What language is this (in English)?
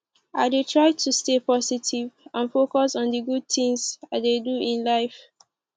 Nigerian Pidgin